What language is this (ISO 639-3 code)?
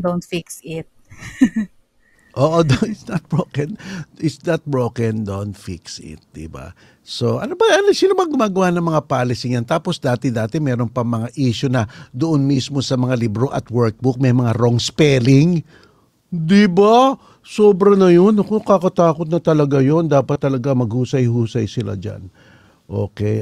fil